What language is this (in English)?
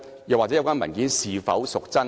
Cantonese